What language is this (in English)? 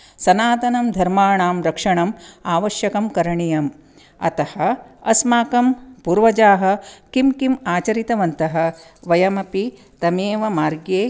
Sanskrit